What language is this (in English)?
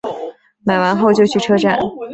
Chinese